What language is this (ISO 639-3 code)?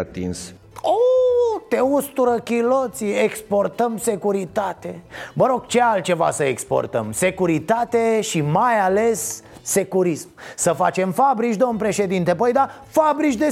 ron